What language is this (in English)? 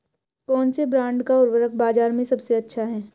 Hindi